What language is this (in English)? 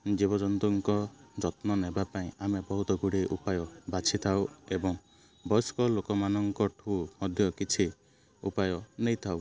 Odia